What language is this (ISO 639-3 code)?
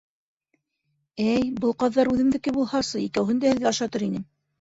bak